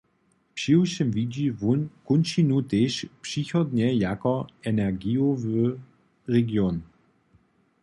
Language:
Upper Sorbian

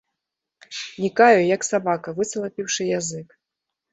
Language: Belarusian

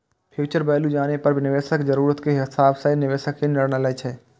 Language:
Maithili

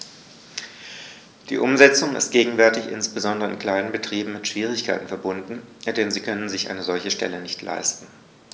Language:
German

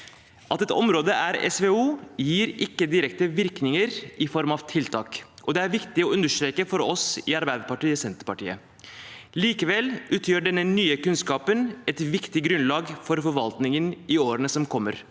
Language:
Norwegian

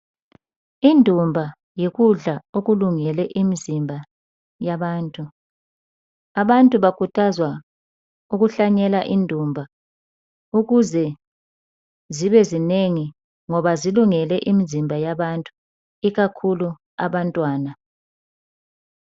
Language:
North Ndebele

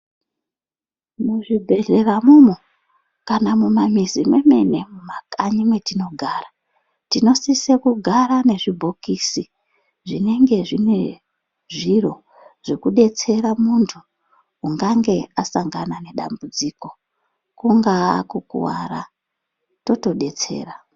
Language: Ndau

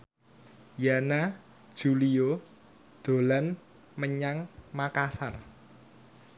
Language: Javanese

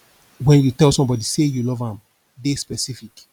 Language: Nigerian Pidgin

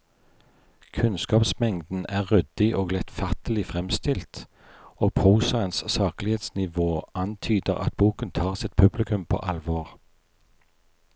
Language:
Norwegian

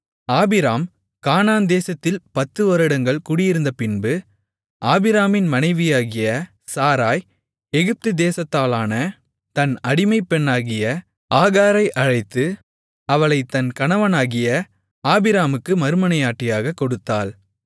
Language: Tamil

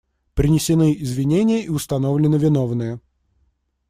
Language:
Russian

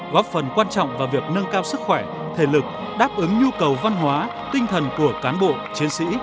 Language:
Vietnamese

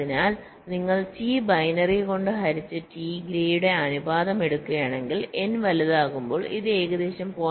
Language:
Malayalam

